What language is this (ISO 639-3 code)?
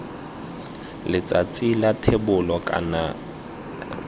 tsn